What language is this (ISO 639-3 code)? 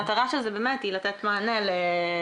heb